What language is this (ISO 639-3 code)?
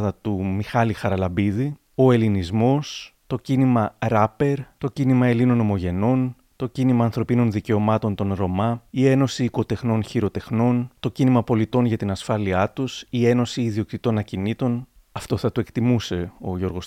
ell